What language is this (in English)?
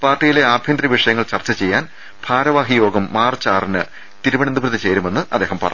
Malayalam